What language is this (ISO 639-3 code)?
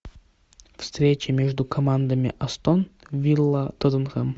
rus